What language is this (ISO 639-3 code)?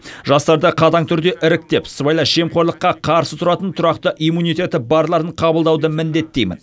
kaz